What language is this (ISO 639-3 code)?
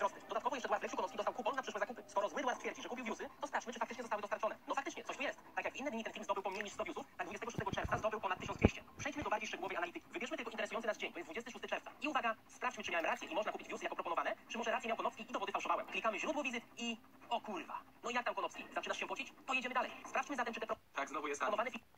pol